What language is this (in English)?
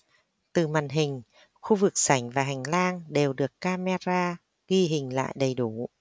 Vietnamese